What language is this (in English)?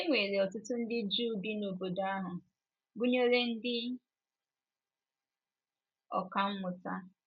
Igbo